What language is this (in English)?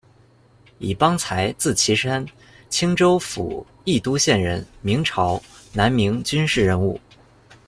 Chinese